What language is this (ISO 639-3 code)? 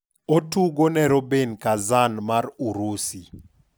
luo